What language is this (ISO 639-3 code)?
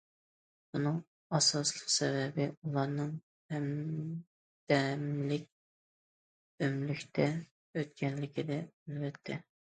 uig